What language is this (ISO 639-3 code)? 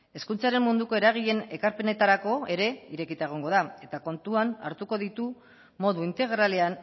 eus